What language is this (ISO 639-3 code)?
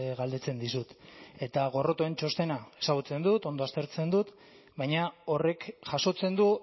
eus